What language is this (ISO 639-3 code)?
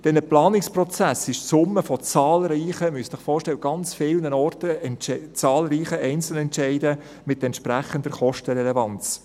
gsw